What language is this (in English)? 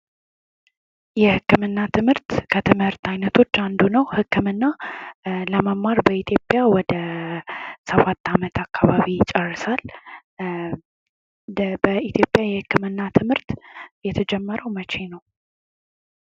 Amharic